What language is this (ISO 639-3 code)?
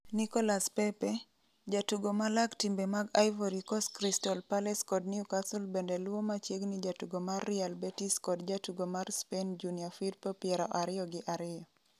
luo